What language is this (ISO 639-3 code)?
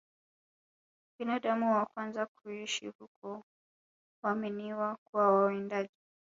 swa